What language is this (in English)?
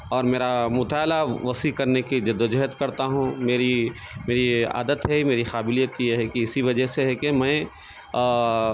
Urdu